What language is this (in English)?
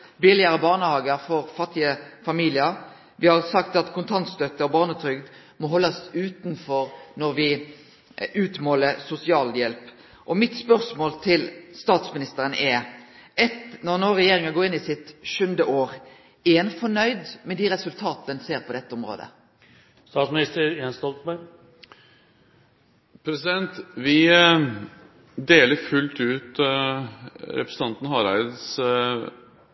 Norwegian Nynorsk